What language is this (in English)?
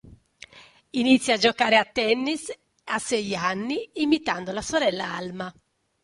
Italian